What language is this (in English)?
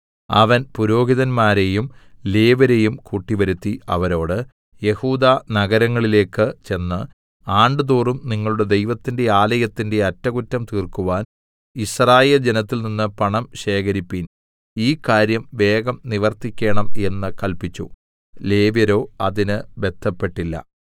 Malayalam